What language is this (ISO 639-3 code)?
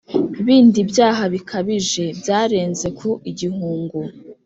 kin